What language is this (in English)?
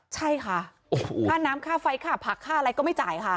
Thai